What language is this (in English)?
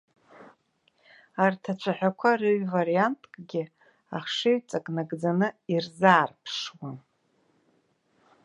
Abkhazian